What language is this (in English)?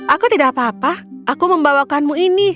Indonesian